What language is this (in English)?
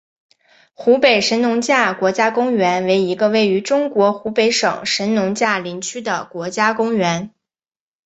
Chinese